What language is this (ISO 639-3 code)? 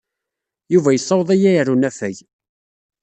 kab